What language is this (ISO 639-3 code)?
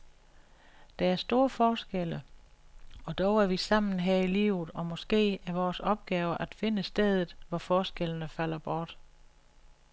dan